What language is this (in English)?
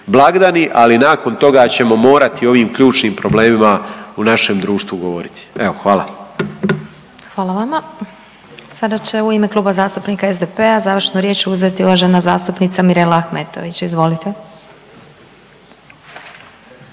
Croatian